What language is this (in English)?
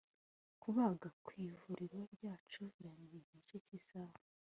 Kinyarwanda